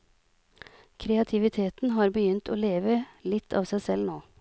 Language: Norwegian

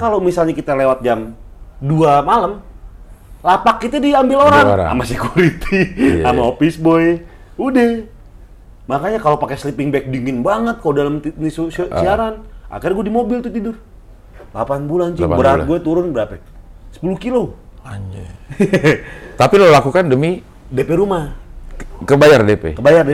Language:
Indonesian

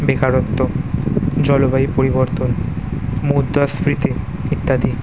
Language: Bangla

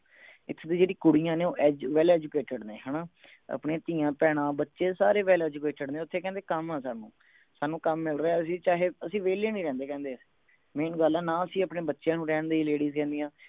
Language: Punjabi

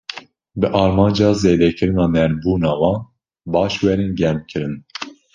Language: Kurdish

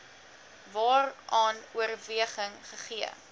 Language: Afrikaans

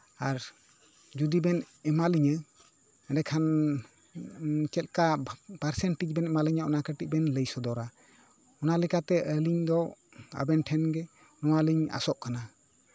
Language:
Santali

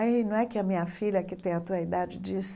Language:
Portuguese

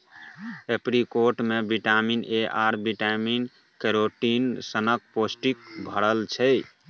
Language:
Maithili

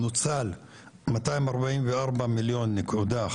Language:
Hebrew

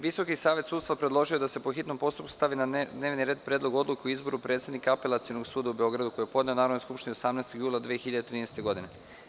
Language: Serbian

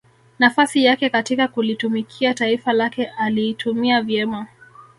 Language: Swahili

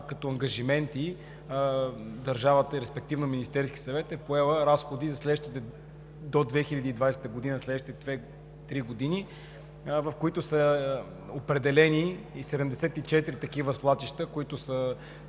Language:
Bulgarian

